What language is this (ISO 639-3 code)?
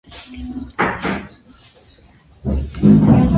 kat